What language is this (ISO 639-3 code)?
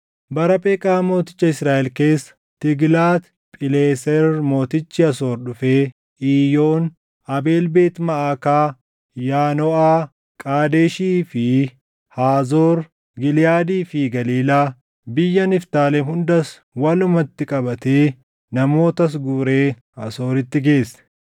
orm